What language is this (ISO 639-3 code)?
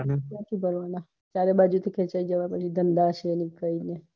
guj